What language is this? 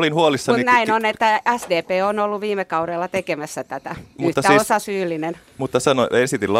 Finnish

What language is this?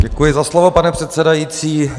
Czech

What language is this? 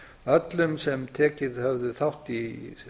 Icelandic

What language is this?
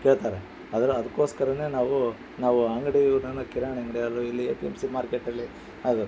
Kannada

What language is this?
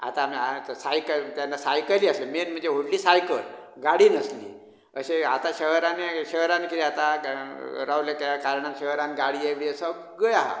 Konkani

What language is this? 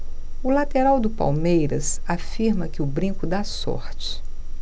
Portuguese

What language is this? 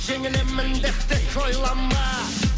Kazakh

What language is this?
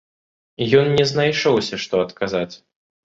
Belarusian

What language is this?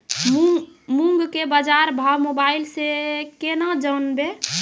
Maithili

